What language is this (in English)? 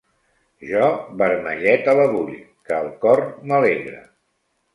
Catalan